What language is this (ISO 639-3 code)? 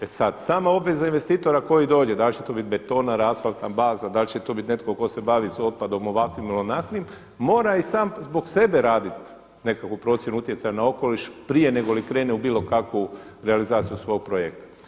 hrv